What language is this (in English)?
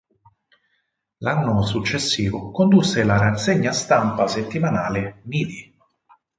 Italian